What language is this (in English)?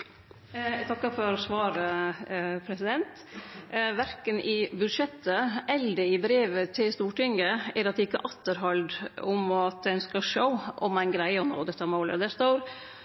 Norwegian Nynorsk